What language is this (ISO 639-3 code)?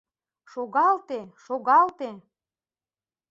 chm